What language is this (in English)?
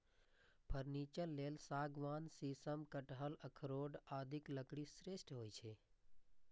Maithili